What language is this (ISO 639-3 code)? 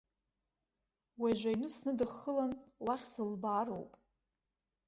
abk